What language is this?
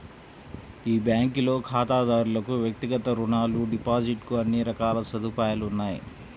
Telugu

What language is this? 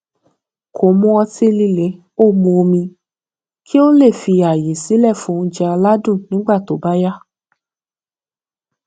Yoruba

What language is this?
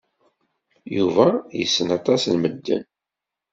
Kabyle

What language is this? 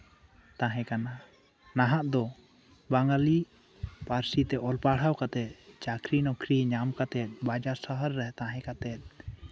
Santali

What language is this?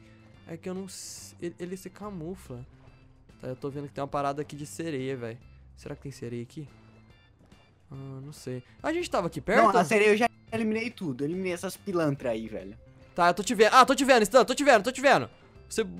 Portuguese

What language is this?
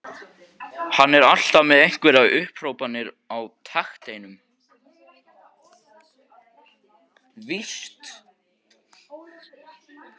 Icelandic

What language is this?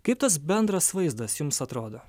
Lithuanian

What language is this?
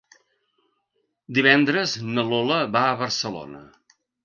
Catalan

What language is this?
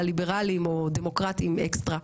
Hebrew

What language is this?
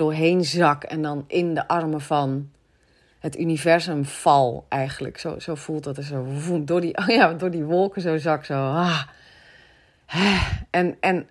Dutch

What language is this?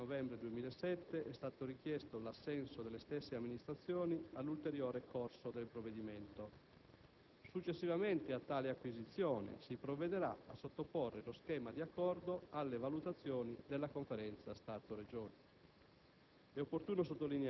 Italian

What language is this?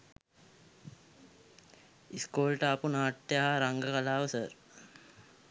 Sinhala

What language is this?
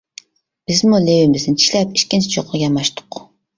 Uyghur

